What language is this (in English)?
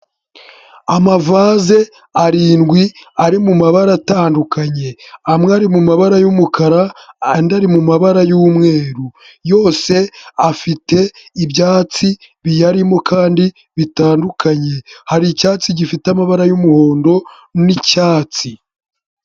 Kinyarwanda